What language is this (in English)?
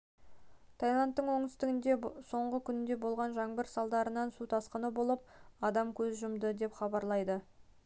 Kazakh